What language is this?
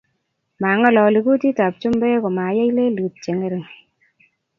Kalenjin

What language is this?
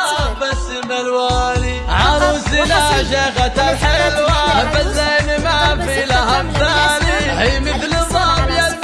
Arabic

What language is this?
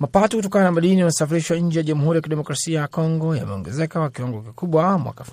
Swahili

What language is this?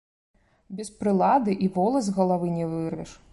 Belarusian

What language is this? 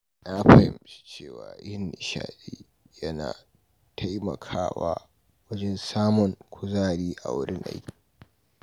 Hausa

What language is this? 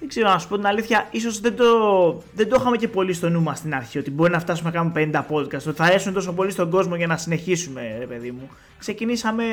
Greek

